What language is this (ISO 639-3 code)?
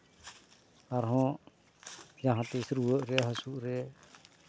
sat